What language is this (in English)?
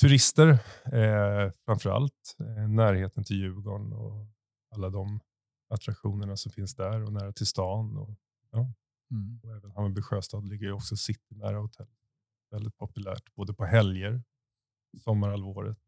Swedish